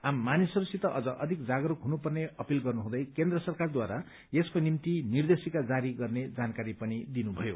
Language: Nepali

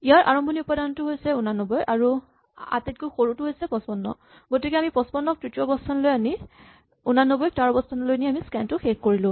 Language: Assamese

